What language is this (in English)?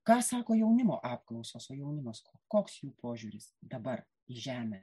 Lithuanian